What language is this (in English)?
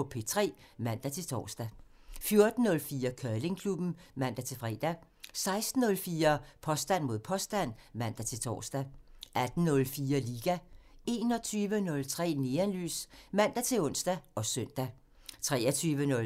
Danish